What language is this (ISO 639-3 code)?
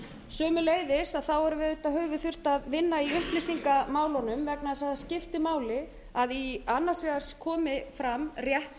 isl